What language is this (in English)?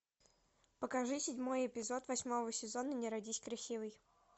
Russian